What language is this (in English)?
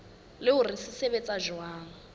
Southern Sotho